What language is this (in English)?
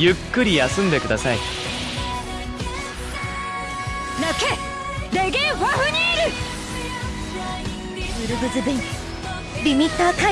Japanese